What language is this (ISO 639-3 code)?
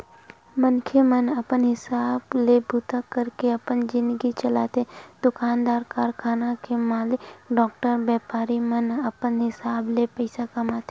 hne